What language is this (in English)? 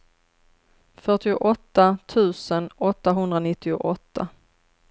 Swedish